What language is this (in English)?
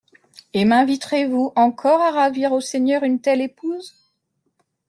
French